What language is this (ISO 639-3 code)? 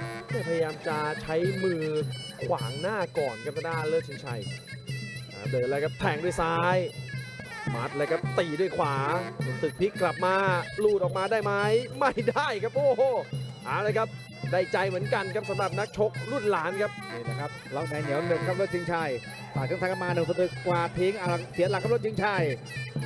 tha